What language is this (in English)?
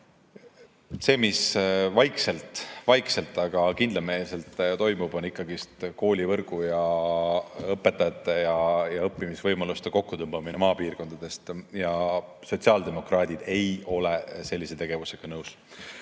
Estonian